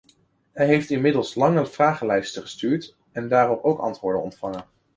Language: Dutch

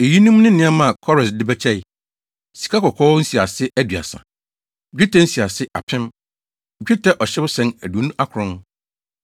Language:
Akan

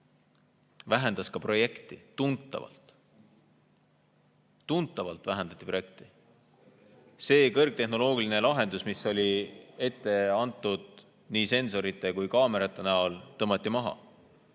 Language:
Estonian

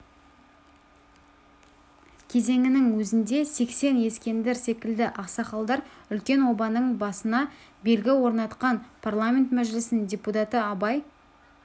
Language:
Kazakh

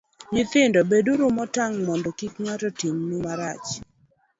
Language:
Luo (Kenya and Tanzania)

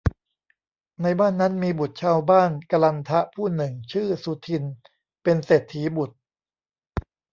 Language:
Thai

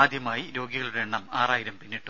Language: Malayalam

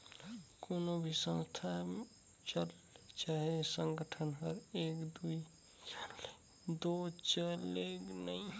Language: Chhattisgarhi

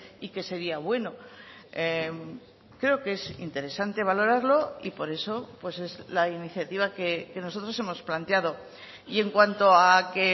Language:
Spanish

